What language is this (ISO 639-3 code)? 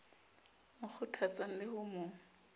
sot